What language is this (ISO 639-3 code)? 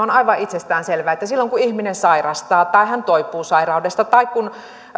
fin